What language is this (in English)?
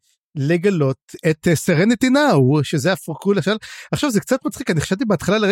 Hebrew